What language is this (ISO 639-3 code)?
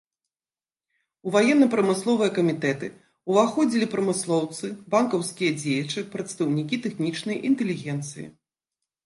bel